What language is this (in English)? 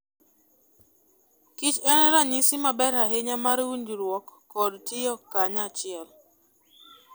Luo (Kenya and Tanzania)